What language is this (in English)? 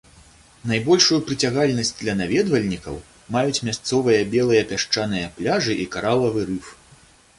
Belarusian